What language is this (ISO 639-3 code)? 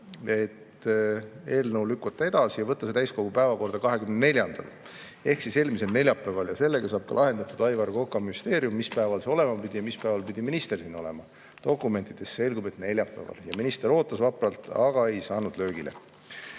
est